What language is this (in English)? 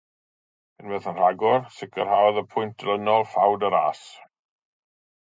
Welsh